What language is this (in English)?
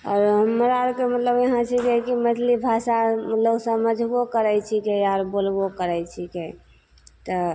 Maithili